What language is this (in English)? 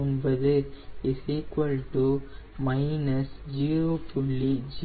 Tamil